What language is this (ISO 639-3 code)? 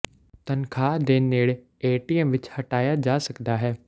pan